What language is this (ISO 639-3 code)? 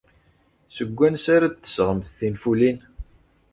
kab